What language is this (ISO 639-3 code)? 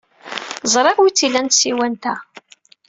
kab